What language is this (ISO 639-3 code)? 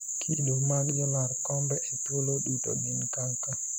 luo